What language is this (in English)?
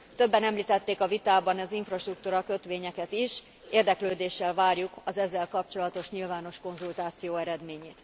Hungarian